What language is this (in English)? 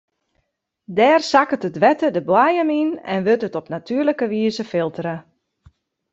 Western Frisian